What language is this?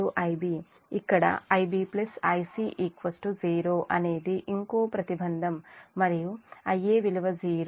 Telugu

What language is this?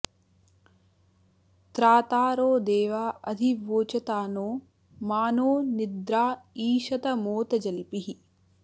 Sanskrit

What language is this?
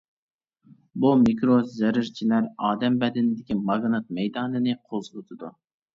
Uyghur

